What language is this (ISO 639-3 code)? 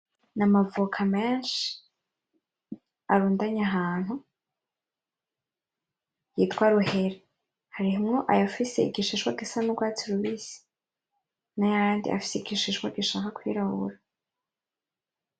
run